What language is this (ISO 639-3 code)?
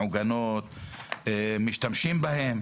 heb